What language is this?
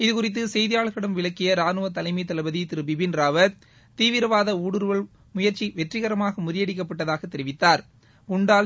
Tamil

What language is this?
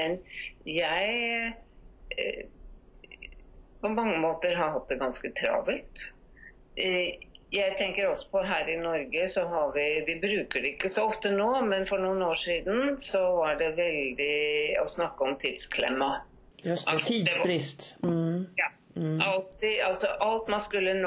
Swedish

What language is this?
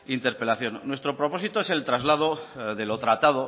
Spanish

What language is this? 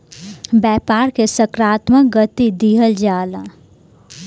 Bhojpuri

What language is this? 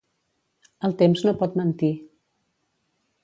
Catalan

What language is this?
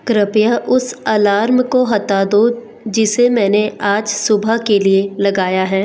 Hindi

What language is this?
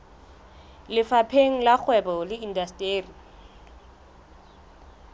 Southern Sotho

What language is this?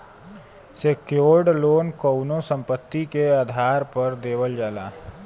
Bhojpuri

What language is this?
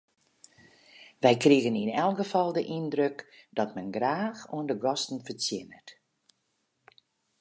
Western Frisian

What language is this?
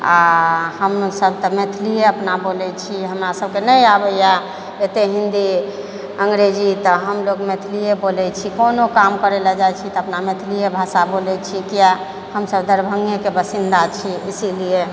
Maithili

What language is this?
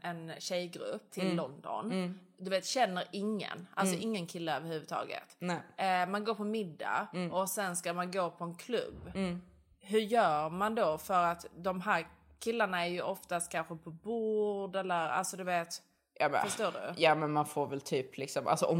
Swedish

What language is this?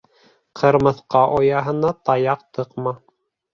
Bashkir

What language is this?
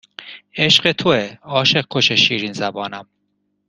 Persian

